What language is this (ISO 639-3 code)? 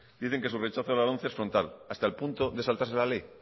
spa